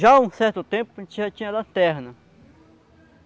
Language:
Portuguese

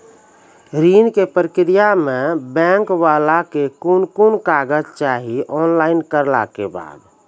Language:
Maithili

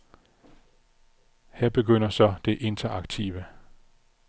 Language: Danish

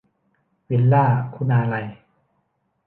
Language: Thai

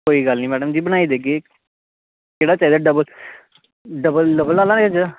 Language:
Dogri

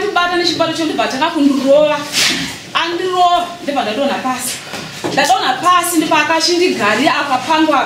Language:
French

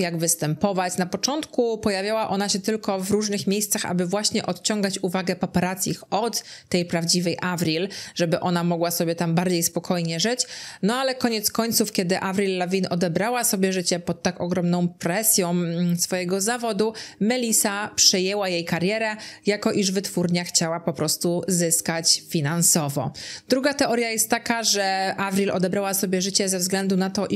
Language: Polish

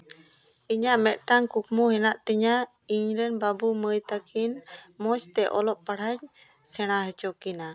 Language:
Santali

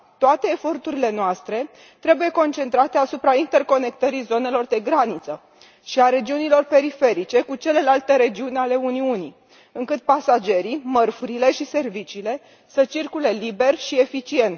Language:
Romanian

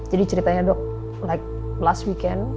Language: Indonesian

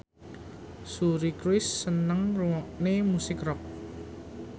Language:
Javanese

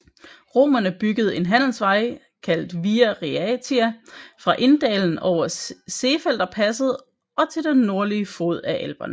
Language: Danish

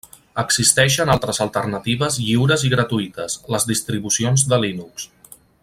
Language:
Catalan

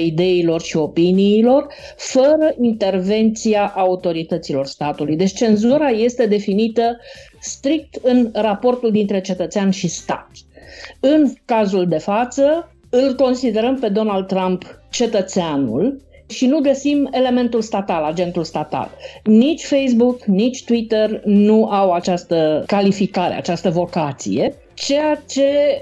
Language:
Romanian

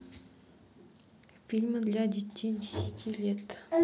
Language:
Russian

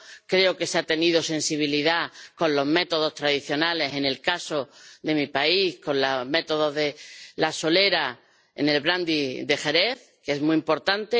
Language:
Spanish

